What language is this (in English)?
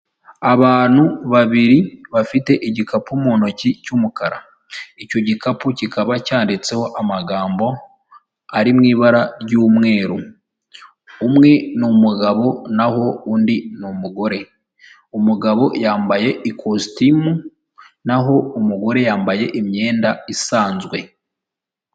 Kinyarwanda